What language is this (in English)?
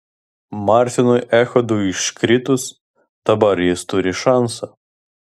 Lithuanian